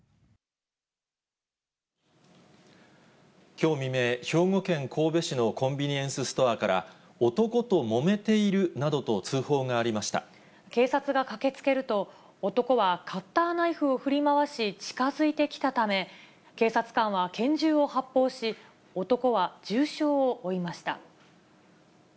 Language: Japanese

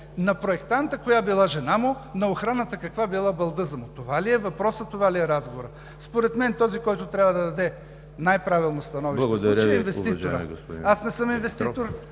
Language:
Bulgarian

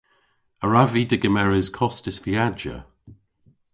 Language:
Cornish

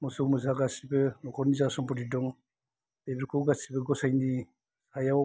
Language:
Bodo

